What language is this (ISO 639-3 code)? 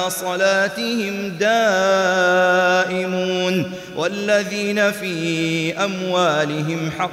ara